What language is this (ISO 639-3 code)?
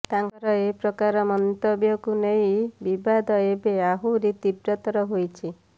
ori